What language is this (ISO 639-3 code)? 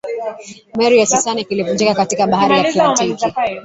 swa